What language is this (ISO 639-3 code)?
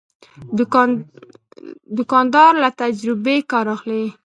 pus